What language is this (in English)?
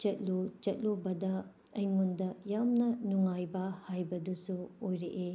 Manipuri